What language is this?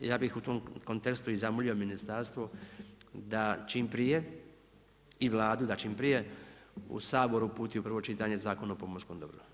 Croatian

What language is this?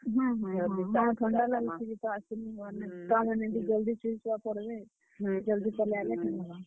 Odia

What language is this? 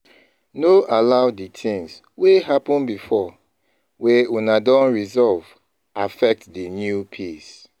Nigerian Pidgin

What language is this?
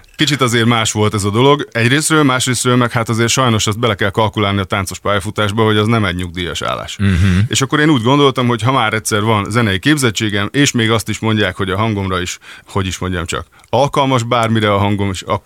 Hungarian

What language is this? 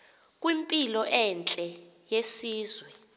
Xhosa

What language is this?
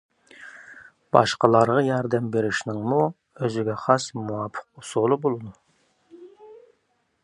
Uyghur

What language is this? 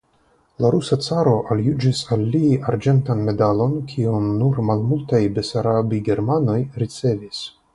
Esperanto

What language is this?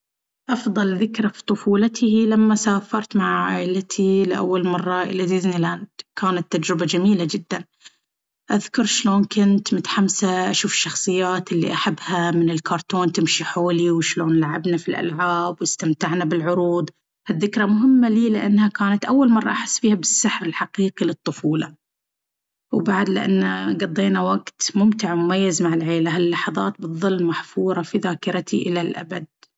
Baharna Arabic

